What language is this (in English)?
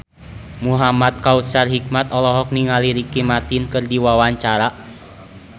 Sundanese